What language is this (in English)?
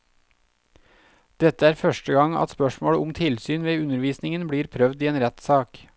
Norwegian